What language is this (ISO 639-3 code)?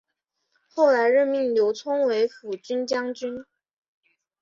zho